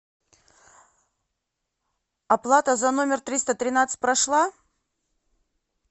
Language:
Russian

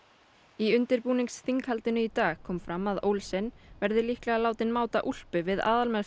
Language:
Icelandic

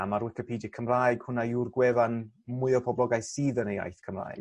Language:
Welsh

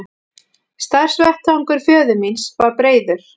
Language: Icelandic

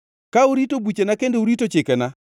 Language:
Luo (Kenya and Tanzania)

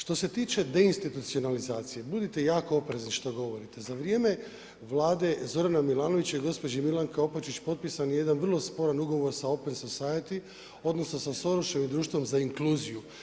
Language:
Croatian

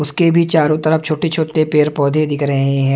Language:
Hindi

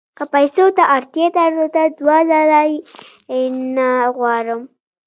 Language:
Pashto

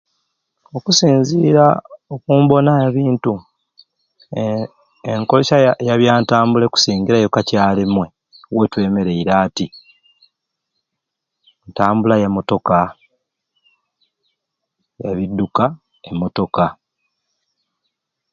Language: Ruuli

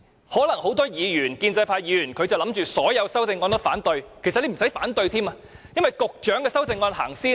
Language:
Cantonese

